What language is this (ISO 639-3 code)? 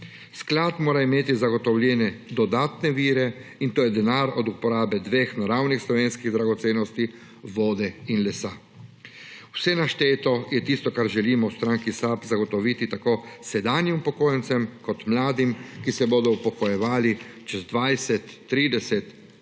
slv